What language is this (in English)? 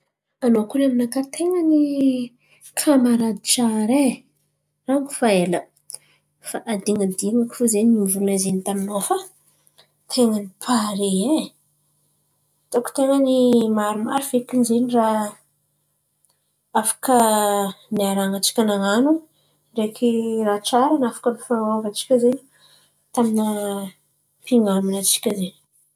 Antankarana Malagasy